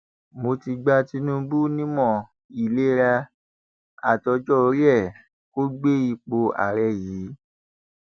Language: Yoruba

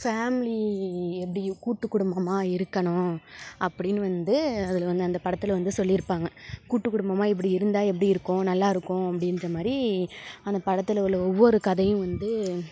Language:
Tamil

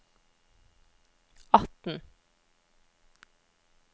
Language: Norwegian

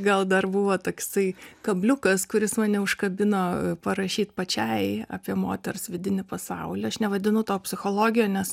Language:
Lithuanian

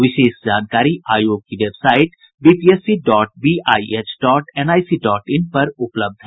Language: Hindi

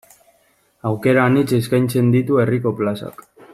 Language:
Basque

